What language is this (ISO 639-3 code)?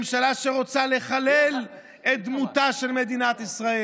heb